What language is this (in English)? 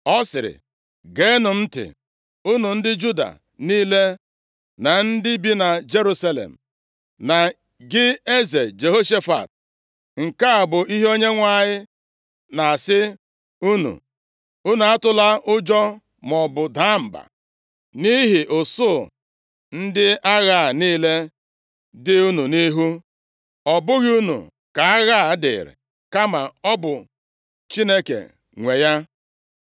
Igbo